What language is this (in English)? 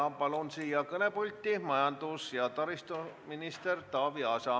Estonian